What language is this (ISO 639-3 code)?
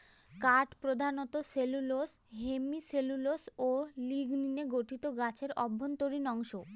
ben